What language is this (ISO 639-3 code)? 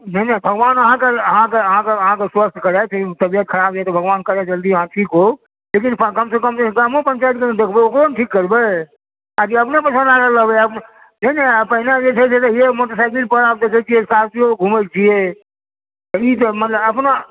mai